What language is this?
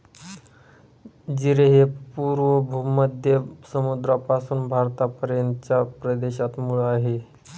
Marathi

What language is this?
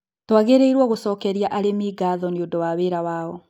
Kikuyu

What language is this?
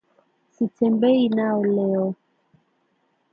Swahili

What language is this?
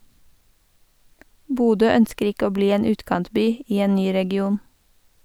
Norwegian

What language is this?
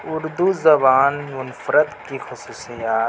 Urdu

